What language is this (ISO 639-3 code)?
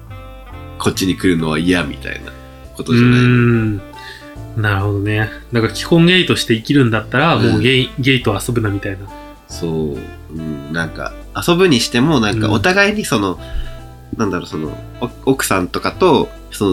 jpn